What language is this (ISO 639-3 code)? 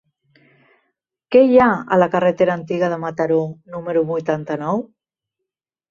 cat